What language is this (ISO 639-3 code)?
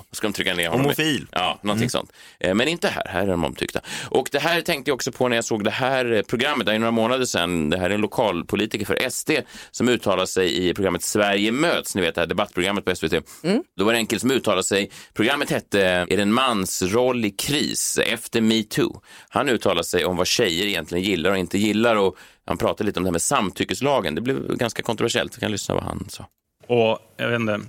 swe